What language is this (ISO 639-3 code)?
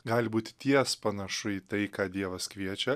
lit